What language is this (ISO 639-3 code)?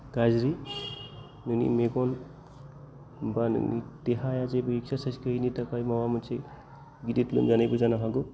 brx